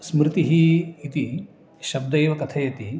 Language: Sanskrit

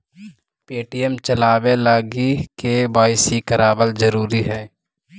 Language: Magahi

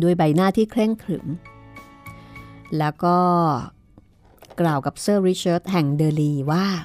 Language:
Thai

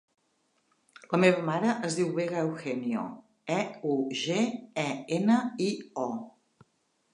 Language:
Catalan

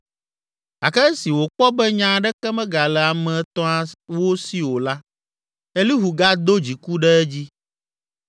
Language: Ewe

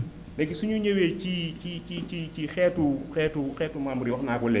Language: Wolof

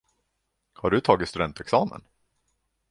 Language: Swedish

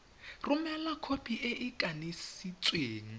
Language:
Tswana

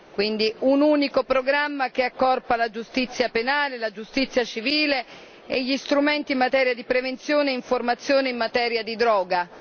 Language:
Italian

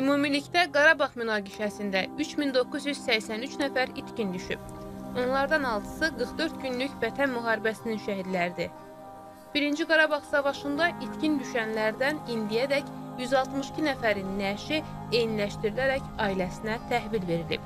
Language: Turkish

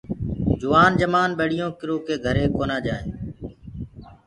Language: Gurgula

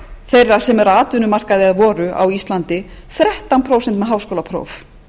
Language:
Icelandic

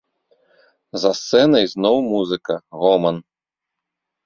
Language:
Belarusian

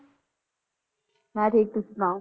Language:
Punjabi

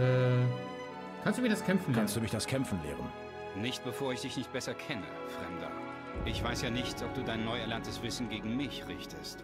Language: German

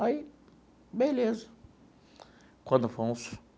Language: Portuguese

